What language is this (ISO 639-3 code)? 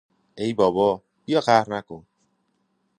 fas